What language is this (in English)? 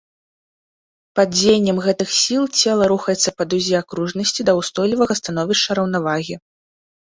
Belarusian